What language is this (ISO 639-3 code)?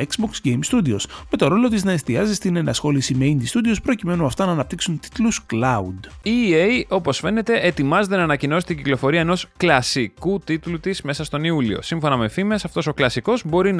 ell